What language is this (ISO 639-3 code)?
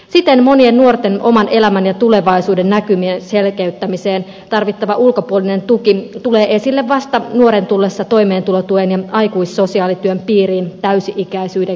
fin